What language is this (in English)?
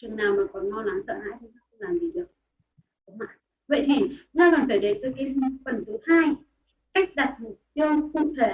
Vietnamese